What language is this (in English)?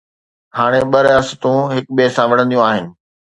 Sindhi